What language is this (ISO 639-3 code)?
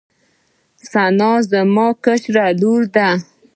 pus